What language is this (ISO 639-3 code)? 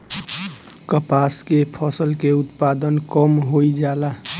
bho